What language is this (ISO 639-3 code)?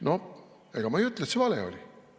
est